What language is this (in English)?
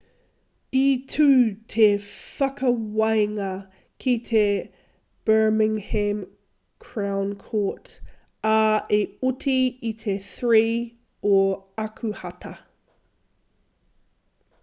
Māori